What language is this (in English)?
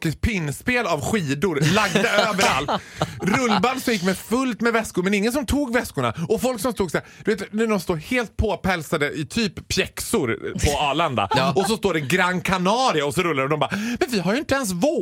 Swedish